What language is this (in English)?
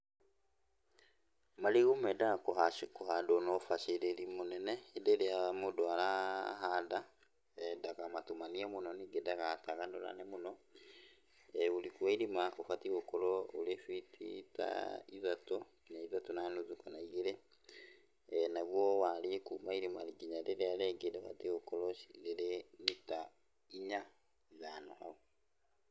Kikuyu